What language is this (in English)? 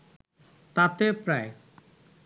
Bangla